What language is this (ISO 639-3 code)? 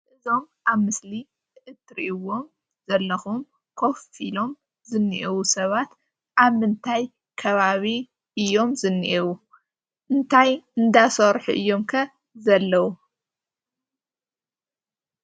tir